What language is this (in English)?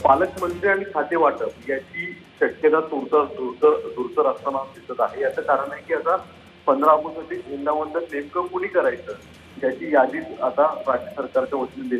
Hindi